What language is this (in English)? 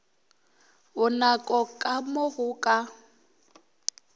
Northern Sotho